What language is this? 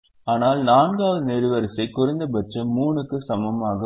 Tamil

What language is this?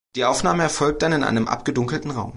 German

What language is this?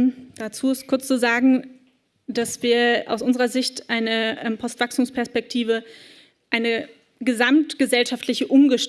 German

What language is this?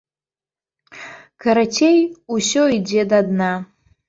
Belarusian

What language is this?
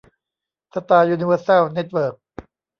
Thai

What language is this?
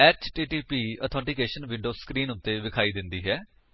Punjabi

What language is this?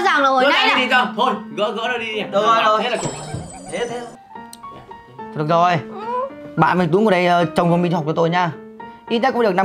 Vietnamese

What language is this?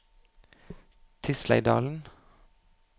Norwegian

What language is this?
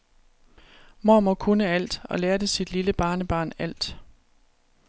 Danish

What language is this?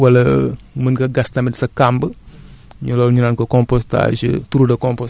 Wolof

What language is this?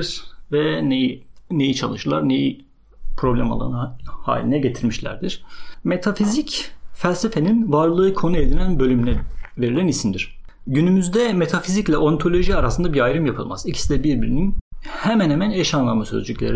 Turkish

